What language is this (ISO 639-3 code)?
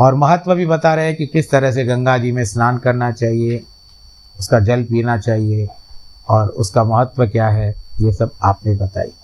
hin